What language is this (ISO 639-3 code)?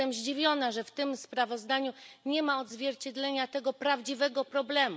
pol